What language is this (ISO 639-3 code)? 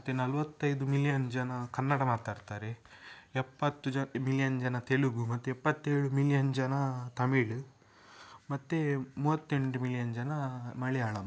kan